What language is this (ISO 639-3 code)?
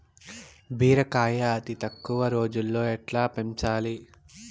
tel